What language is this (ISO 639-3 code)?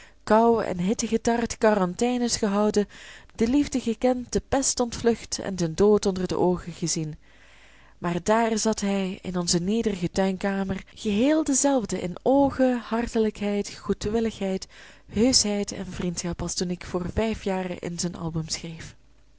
nld